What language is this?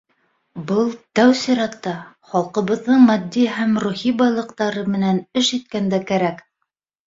Bashkir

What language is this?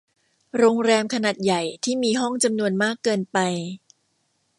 Thai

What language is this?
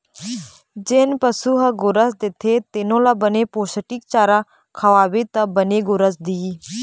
Chhattisgarhi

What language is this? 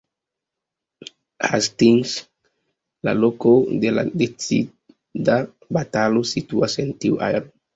Esperanto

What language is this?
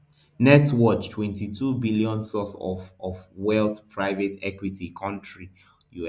Nigerian Pidgin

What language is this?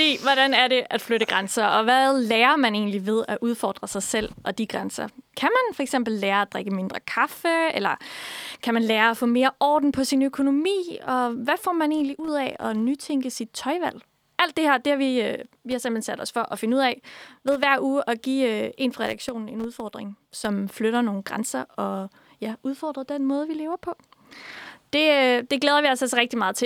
Danish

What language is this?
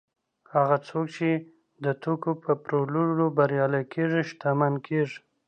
Pashto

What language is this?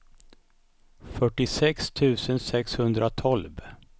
Swedish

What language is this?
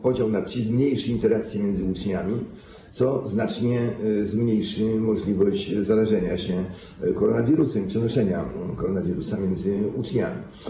Polish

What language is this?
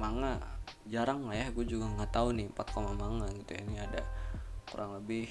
Indonesian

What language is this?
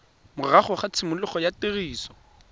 Tswana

